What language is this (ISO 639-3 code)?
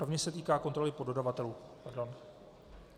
ces